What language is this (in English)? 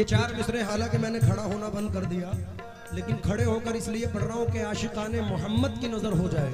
Hindi